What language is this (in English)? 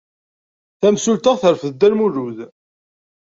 Kabyle